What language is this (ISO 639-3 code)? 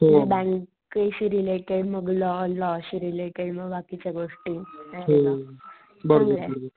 mar